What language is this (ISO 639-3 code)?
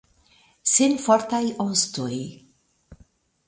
epo